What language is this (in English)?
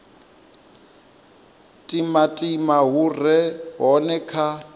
Venda